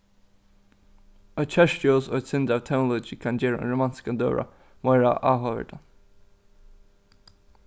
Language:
Faroese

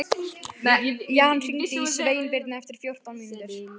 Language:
Icelandic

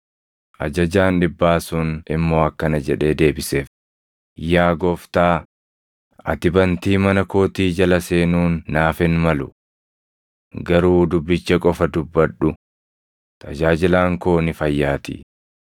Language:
Oromo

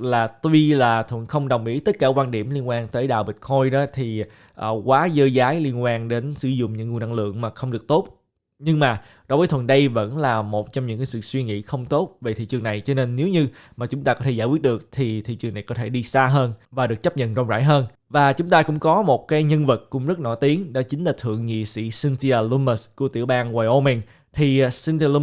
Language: Vietnamese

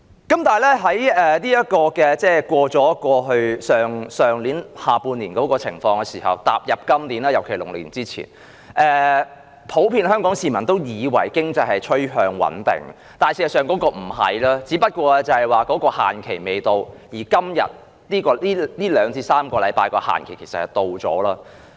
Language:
Cantonese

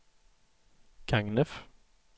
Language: Swedish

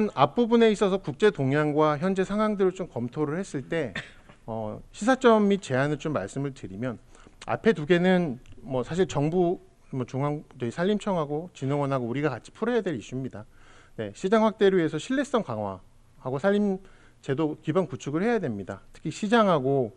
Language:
Korean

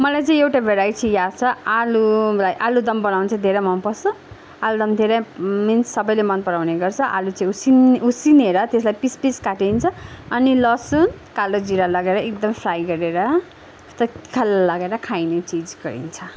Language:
Nepali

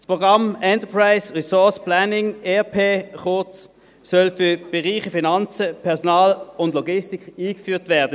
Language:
Swiss German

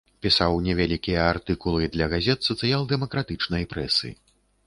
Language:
Belarusian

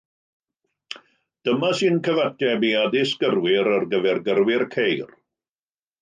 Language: Welsh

